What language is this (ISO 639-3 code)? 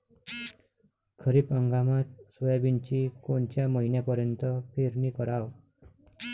mar